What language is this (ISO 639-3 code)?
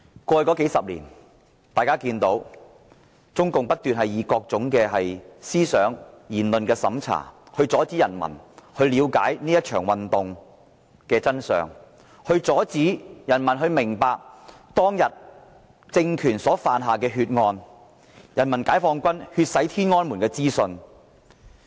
yue